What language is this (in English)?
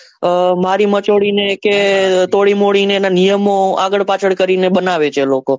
Gujarati